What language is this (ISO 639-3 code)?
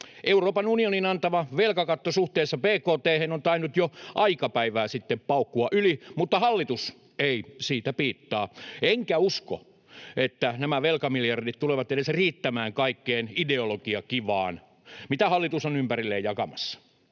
fin